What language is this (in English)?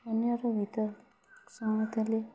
Odia